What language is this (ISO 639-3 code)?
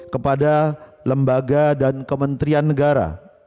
ind